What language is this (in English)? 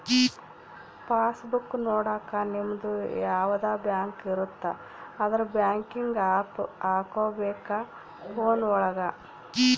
Kannada